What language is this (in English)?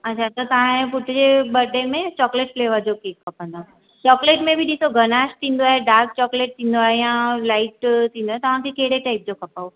Sindhi